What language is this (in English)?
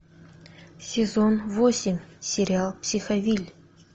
Russian